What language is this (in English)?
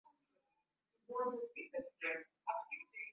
Swahili